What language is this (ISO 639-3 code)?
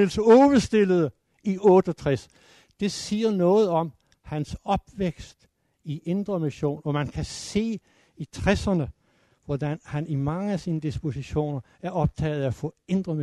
dan